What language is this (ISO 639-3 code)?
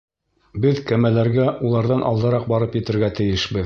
bak